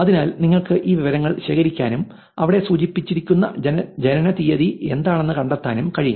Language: Malayalam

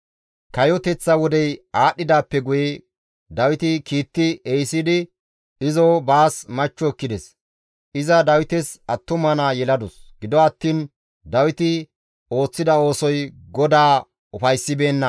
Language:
Gamo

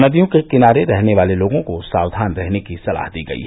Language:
Hindi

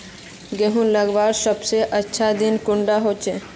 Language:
Magahi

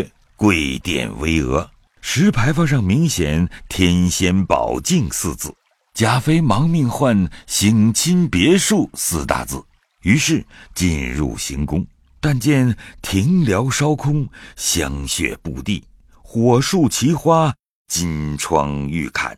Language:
Chinese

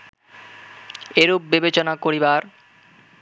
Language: Bangla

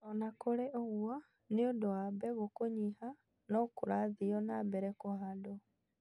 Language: Kikuyu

